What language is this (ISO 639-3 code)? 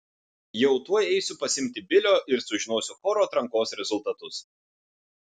lit